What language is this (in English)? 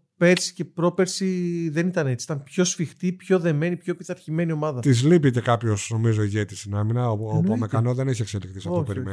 Greek